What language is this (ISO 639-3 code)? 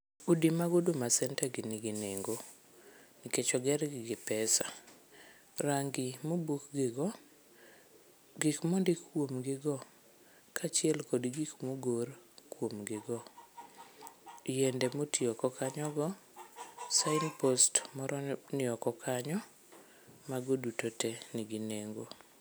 luo